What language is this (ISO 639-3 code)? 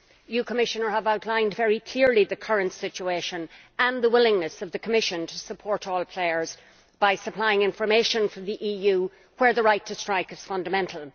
eng